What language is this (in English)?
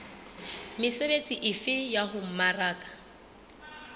Southern Sotho